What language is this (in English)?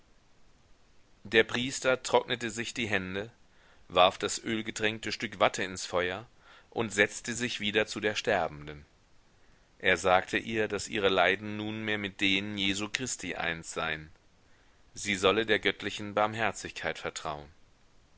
German